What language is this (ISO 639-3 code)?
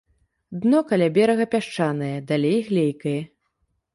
bel